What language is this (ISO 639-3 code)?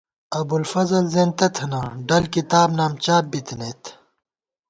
gwt